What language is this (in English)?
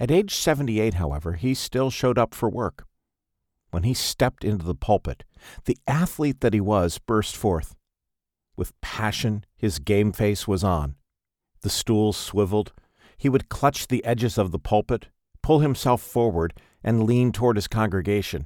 English